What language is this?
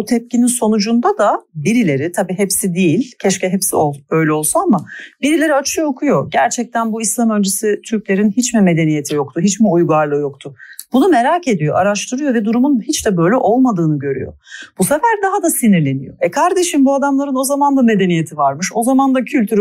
Turkish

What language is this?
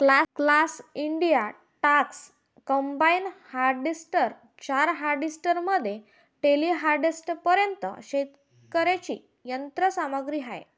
Marathi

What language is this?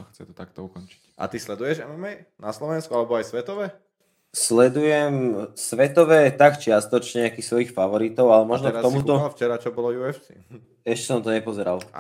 Slovak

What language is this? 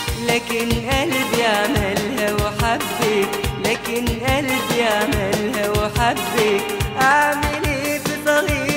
Arabic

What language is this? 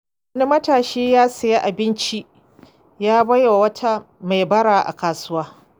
Hausa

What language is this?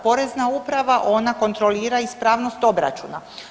Croatian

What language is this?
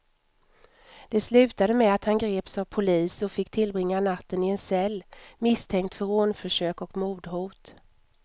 Swedish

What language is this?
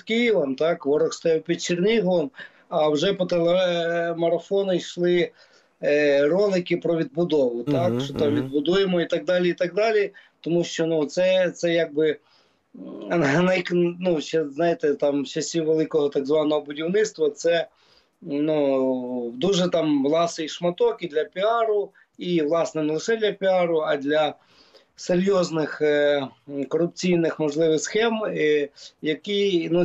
Ukrainian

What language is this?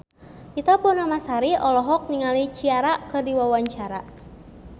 Sundanese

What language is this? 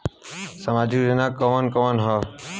Bhojpuri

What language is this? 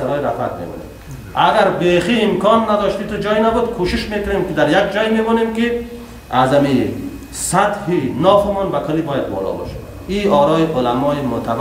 Persian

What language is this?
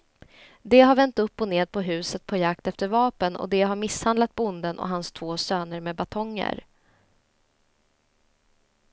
Swedish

